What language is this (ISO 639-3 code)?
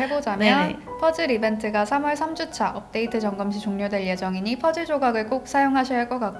kor